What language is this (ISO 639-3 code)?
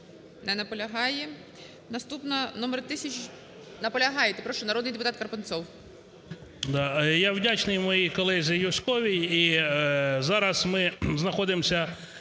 ukr